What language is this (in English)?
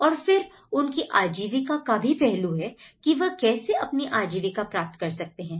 Hindi